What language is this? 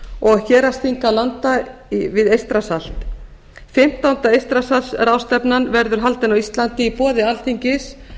Icelandic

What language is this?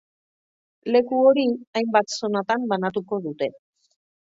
Basque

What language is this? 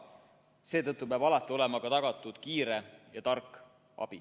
Estonian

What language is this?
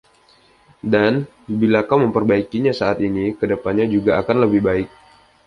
Indonesian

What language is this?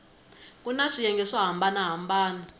Tsonga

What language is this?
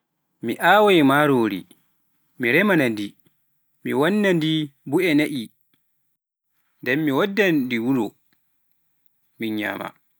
Pular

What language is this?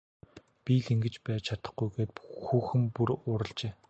Mongolian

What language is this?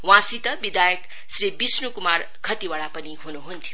Nepali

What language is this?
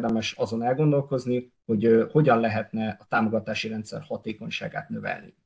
Hungarian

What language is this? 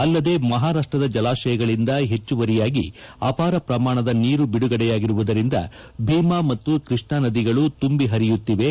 Kannada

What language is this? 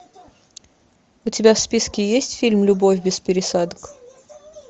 Russian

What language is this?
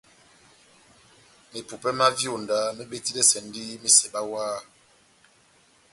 Batanga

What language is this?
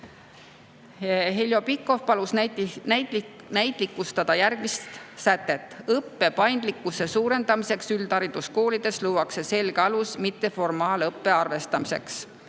Estonian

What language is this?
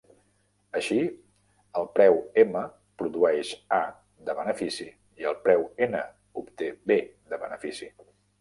Catalan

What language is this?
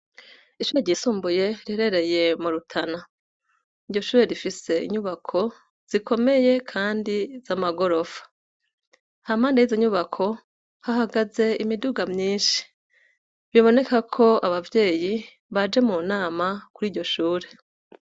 Rundi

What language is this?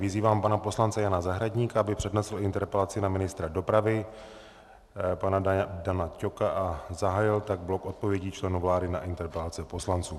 Czech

